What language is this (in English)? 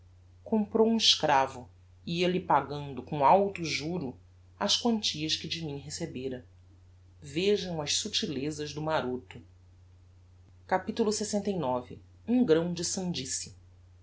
Portuguese